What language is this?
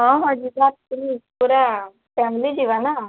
Odia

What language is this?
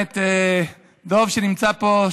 Hebrew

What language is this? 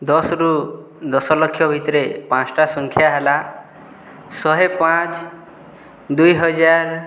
Odia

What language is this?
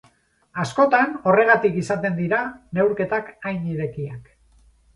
Basque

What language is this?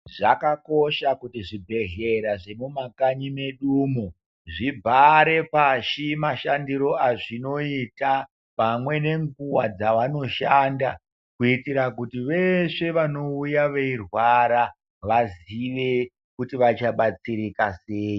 Ndau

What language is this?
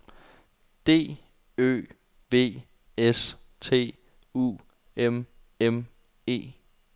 Danish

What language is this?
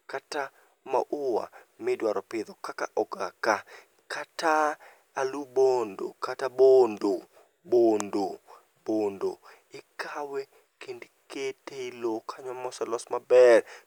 Luo (Kenya and Tanzania)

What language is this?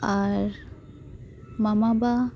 Santali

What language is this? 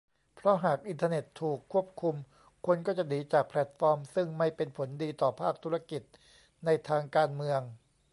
Thai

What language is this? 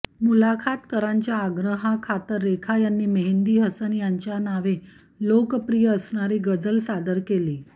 Marathi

